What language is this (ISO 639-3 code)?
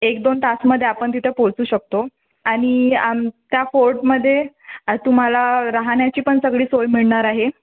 mar